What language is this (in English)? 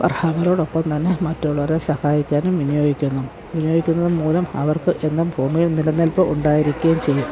Malayalam